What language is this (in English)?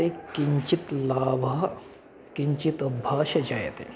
Sanskrit